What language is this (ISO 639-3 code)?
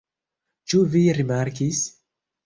epo